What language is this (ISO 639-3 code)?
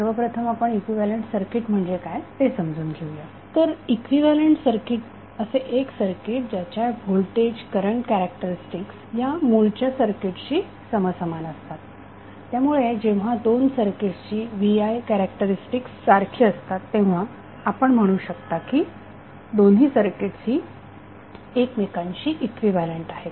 mar